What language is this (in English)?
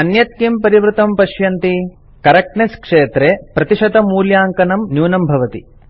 Sanskrit